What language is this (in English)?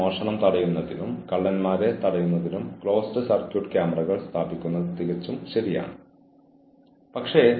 Malayalam